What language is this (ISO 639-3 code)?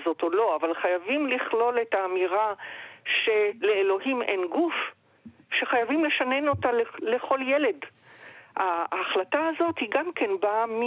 heb